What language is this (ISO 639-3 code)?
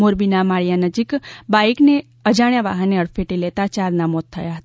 guj